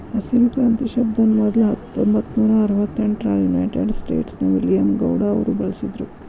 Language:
Kannada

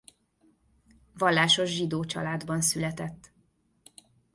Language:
Hungarian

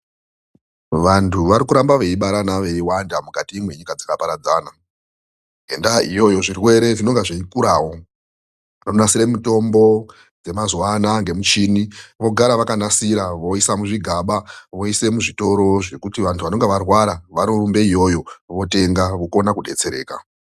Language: Ndau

